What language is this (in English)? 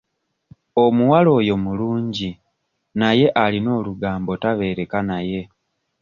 Ganda